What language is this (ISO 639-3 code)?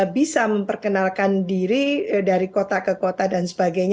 ind